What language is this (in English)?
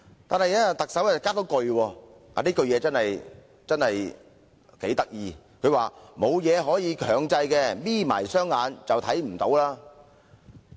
Cantonese